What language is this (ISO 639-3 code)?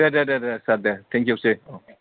brx